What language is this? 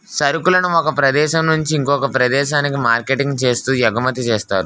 Telugu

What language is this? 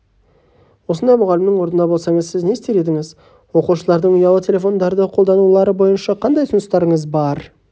Kazakh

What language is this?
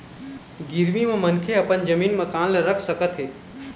Chhattisgarhi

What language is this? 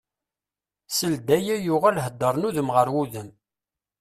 Kabyle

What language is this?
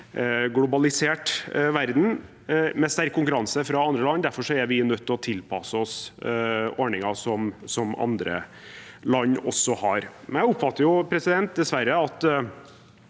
Norwegian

